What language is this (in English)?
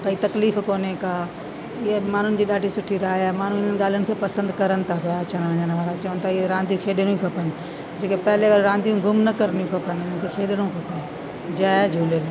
Sindhi